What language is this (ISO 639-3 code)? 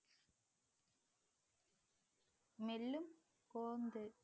tam